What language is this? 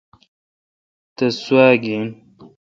Kalkoti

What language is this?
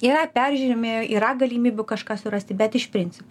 Lithuanian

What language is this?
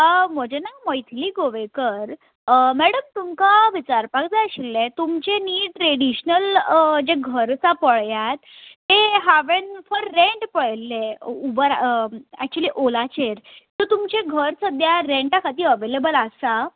Konkani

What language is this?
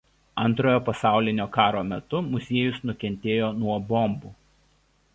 Lithuanian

